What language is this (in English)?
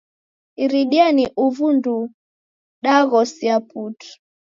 Taita